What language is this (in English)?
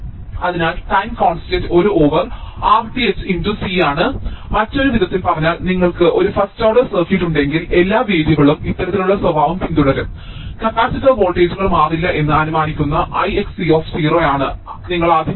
Malayalam